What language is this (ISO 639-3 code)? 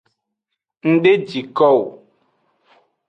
ajg